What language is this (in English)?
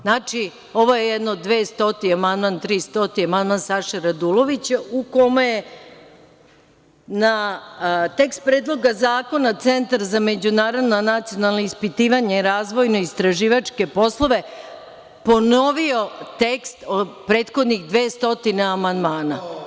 Serbian